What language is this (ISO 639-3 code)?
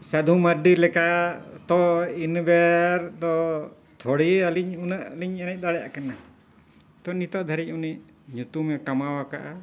sat